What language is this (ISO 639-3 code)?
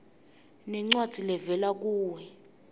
ssw